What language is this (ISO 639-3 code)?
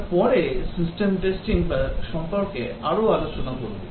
ben